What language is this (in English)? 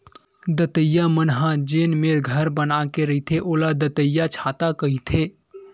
Chhattisgarhi